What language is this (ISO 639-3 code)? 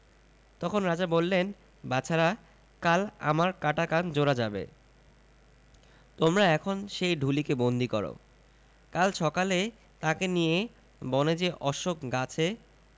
ben